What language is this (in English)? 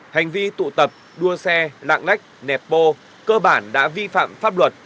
Vietnamese